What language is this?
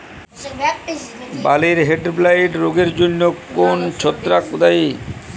Bangla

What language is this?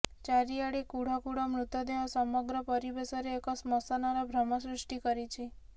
Odia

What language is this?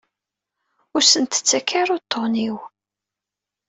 Kabyle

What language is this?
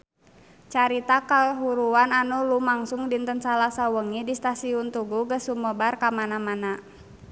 Sundanese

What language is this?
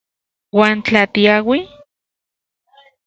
Central Puebla Nahuatl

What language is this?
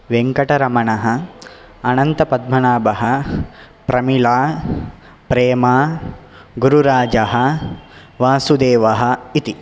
Sanskrit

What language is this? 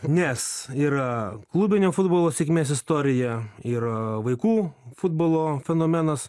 Lithuanian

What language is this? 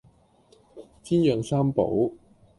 Cantonese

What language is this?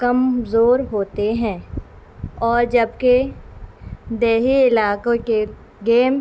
Urdu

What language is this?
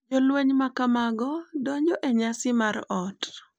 Luo (Kenya and Tanzania)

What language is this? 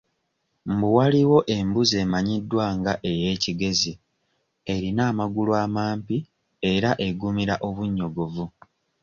Ganda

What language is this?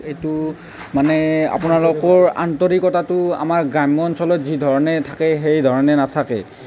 Assamese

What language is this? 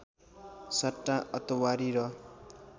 Nepali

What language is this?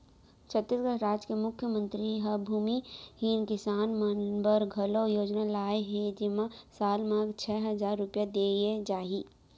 Chhattisgarhi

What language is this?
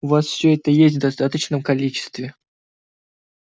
Russian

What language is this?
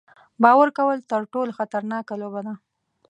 Pashto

